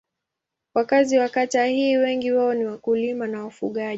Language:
Swahili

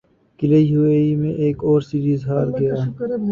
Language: Urdu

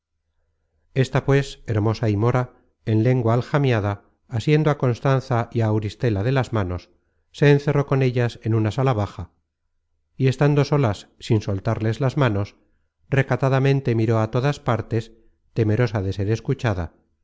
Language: Spanish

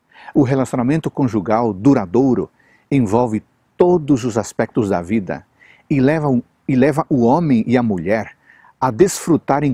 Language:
Portuguese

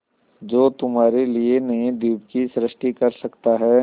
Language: Hindi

